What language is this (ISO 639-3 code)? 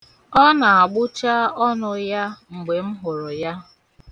ibo